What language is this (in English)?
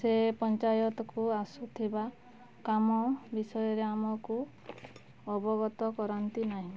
Odia